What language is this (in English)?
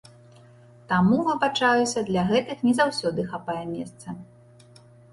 Belarusian